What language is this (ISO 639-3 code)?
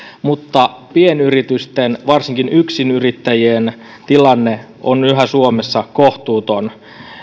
fin